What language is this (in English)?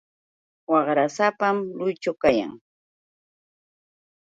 Yauyos Quechua